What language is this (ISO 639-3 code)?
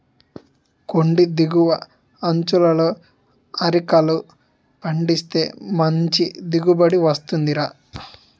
tel